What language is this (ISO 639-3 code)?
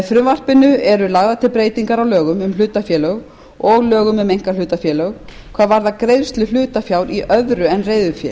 isl